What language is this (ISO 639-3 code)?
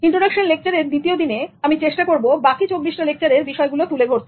ben